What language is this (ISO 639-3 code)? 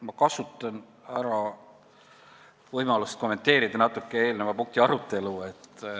est